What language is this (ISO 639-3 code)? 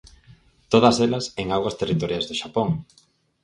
glg